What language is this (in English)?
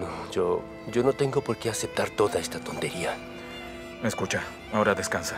Spanish